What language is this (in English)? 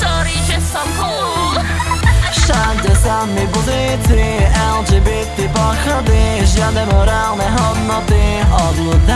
Slovak